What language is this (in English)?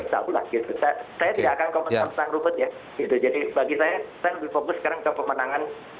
Indonesian